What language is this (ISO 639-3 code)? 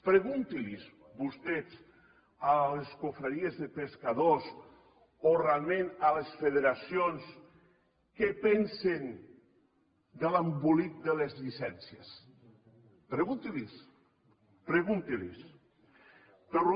cat